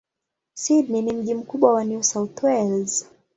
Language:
Swahili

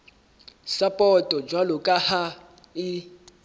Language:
Southern Sotho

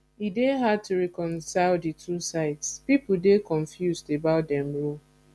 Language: Nigerian Pidgin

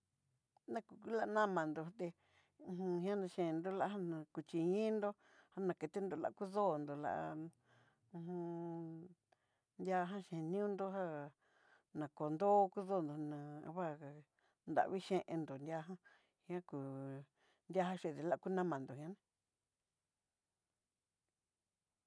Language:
Southeastern Nochixtlán Mixtec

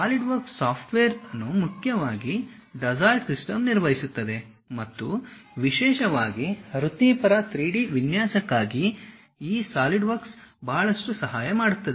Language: Kannada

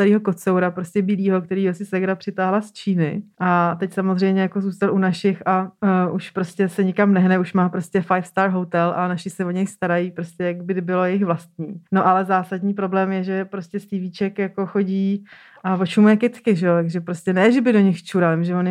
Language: Czech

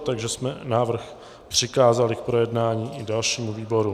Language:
Czech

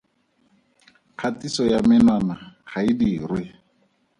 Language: Tswana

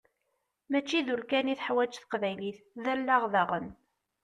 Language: Kabyle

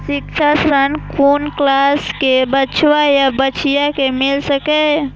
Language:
Maithili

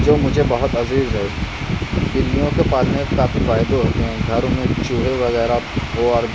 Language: Urdu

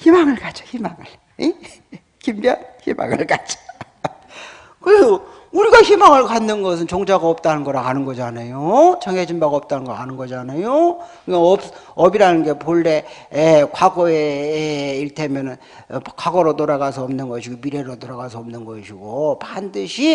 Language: Korean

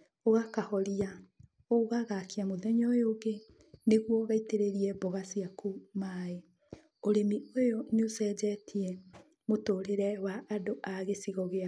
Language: Kikuyu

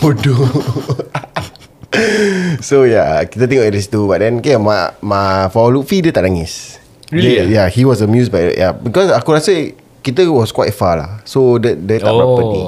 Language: Malay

